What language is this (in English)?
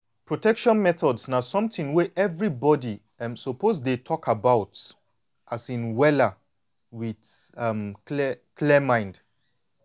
Nigerian Pidgin